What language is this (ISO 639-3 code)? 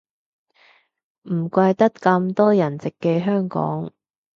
yue